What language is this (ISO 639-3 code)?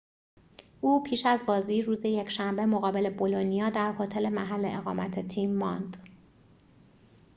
fas